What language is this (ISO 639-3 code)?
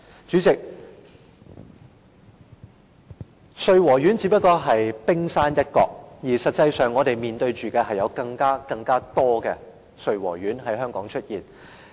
yue